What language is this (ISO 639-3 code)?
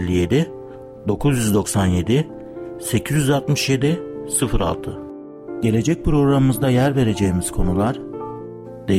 tur